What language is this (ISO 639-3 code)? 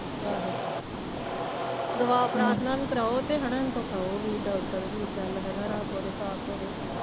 pan